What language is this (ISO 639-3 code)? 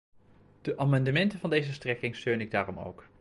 nld